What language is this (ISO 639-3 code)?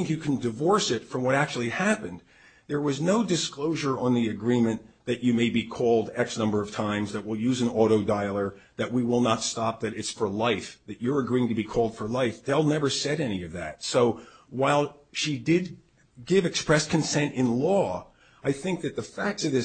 eng